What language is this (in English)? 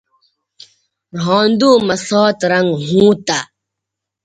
Bateri